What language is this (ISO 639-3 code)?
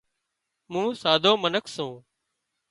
kxp